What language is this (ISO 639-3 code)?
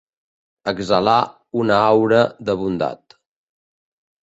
cat